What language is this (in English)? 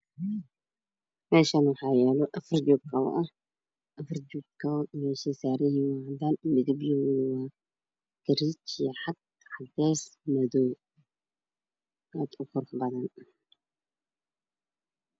Somali